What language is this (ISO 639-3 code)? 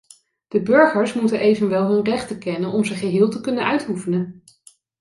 nld